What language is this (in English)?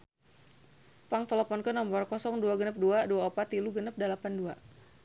Sundanese